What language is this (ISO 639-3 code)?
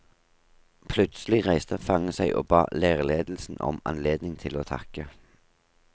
nor